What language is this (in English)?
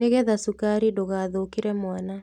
Kikuyu